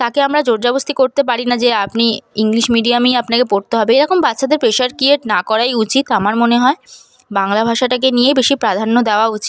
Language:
Bangla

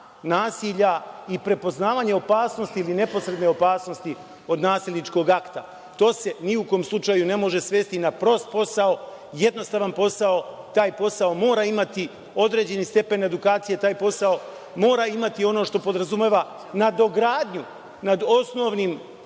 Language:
Serbian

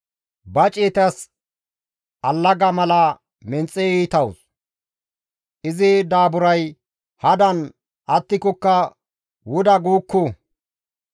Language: Gamo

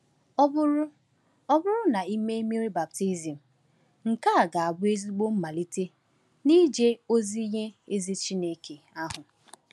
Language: Igbo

